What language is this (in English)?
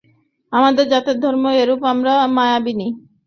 Bangla